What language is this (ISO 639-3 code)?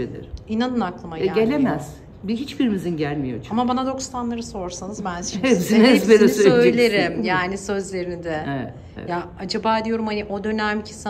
tur